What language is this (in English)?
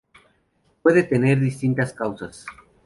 Spanish